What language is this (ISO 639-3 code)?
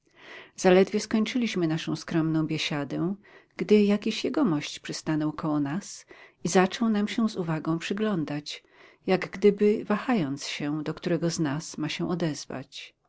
pol